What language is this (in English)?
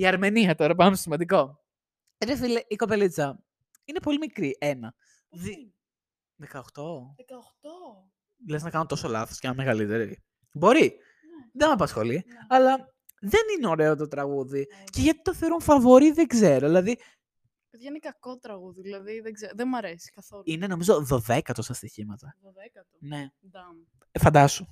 Greek